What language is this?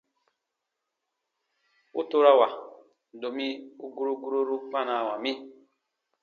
Baatonum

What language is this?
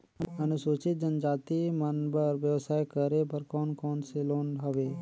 Chhattisgarhi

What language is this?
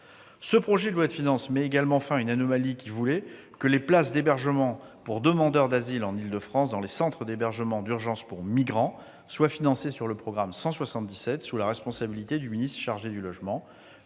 French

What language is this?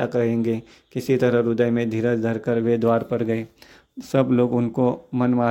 Hindi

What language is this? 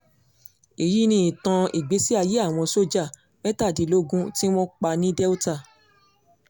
Yoruba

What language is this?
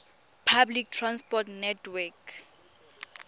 Tswana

